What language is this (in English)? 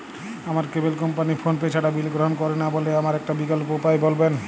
Bangla